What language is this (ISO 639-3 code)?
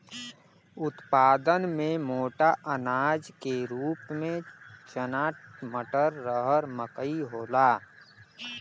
bho